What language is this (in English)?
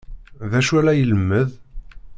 Kabyle